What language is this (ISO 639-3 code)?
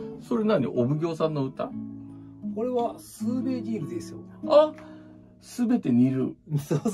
jpn